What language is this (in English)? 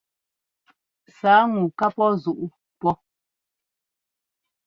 Ngomba